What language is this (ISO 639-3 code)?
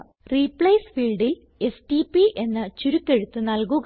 mal